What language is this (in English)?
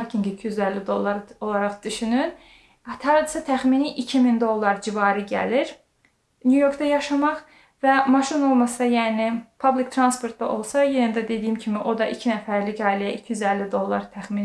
Turkish